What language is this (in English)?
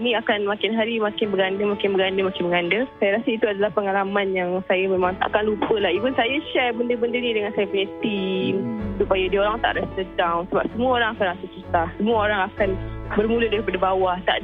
Malay